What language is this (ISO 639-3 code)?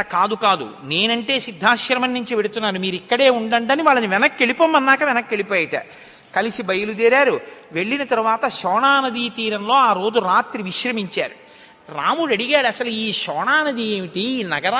tel